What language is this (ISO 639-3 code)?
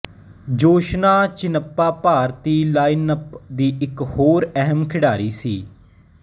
pan